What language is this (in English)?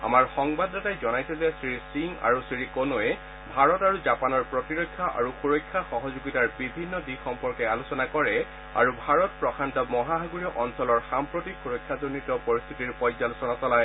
Assamese